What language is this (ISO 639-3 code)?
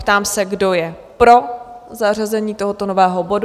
ces